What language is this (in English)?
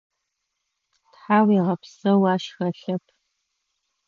Adyghe